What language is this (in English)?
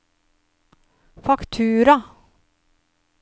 Norwegian